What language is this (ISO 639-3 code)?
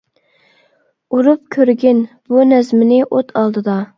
uig